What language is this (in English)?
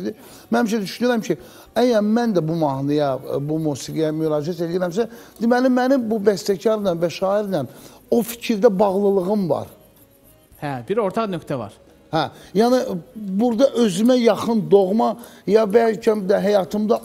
Turkish